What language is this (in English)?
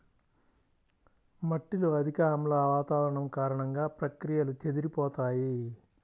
Telugu